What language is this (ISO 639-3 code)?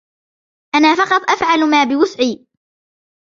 ara